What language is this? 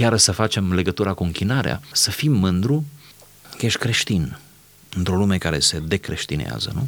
Romanian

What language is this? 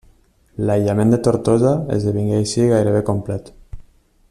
Catalan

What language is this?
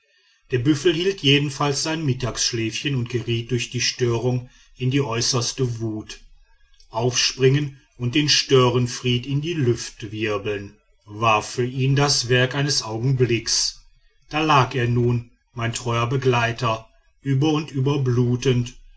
German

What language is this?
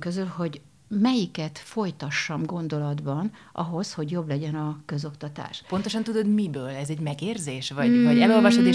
Hungarian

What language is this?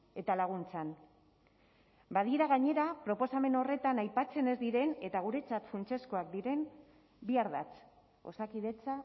Basque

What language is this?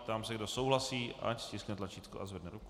Czech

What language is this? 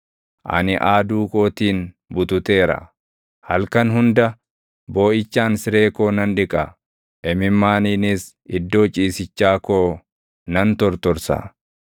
Oromo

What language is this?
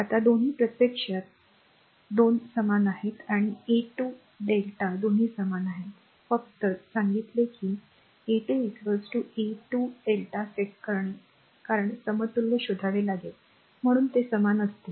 Marathi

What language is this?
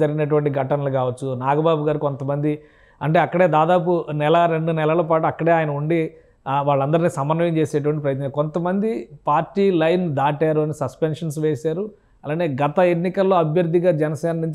Telugu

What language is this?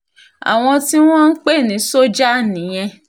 Yoruba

